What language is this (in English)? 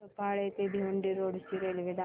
Marathi